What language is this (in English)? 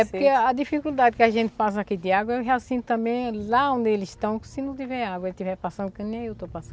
Portuguese